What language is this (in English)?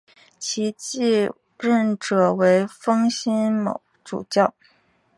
Chinese